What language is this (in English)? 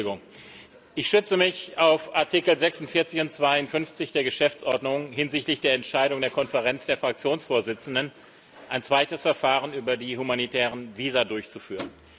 German